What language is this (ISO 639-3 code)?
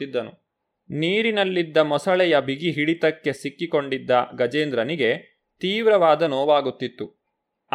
kan